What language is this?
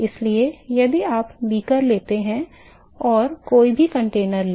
Hindi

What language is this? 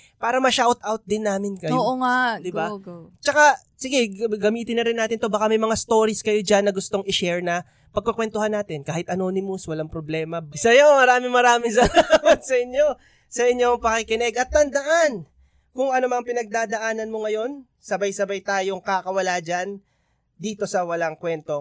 Filipino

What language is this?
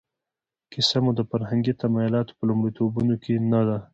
Pashto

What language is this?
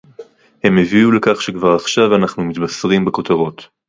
Hebrew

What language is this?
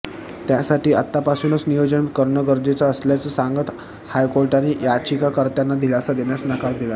Marathi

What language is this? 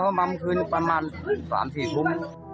Thai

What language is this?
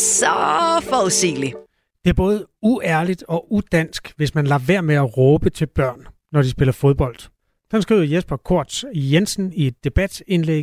Danish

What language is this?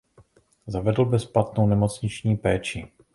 Czech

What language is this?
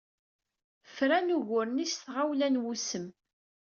Kabyle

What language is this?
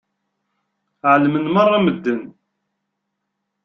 Kabyle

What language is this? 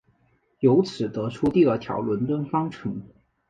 Chinese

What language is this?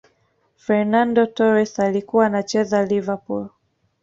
Swahili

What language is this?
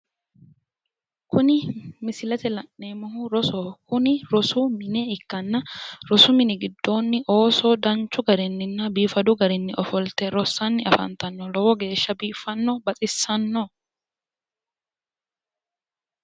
Sidamo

